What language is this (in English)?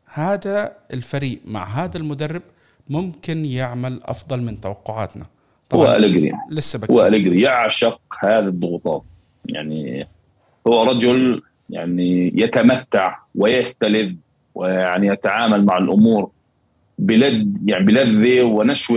Arabic